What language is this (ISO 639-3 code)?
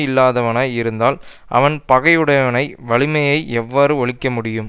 tam